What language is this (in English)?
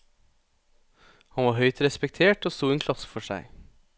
Norwegian